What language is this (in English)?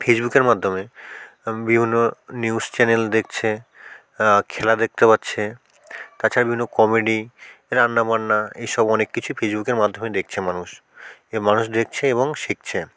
Bangla